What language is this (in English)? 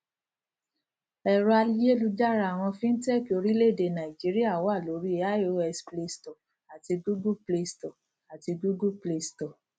Yoruba